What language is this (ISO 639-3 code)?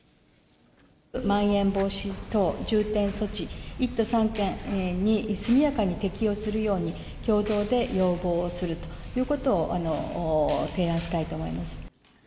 jpn